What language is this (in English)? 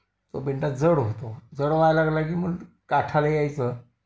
Marathi